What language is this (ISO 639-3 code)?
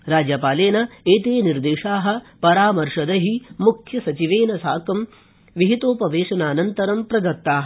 san